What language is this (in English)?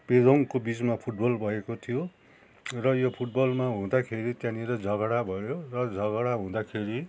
Nepali